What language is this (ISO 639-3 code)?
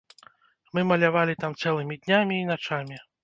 bel